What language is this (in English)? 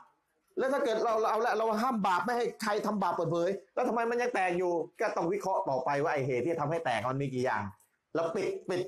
Thai